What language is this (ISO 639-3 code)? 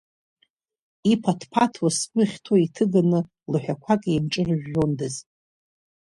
abk